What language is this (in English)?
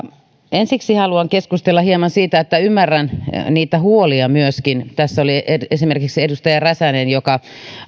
Finnish